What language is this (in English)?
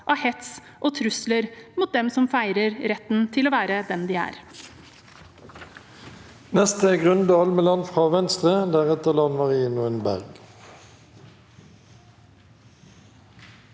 Norwegian